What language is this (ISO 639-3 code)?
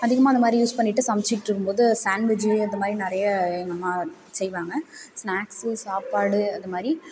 tam